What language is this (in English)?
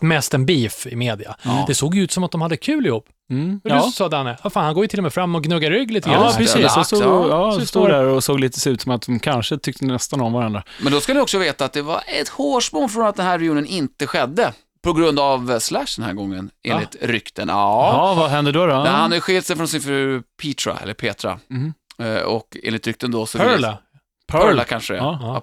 Swedish